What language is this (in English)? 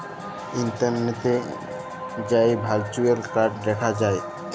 Bangla